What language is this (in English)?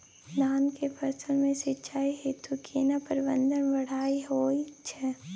Maithili